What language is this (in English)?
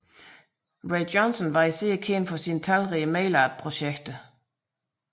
Danish